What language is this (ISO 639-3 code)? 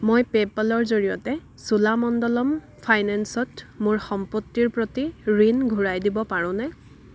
asm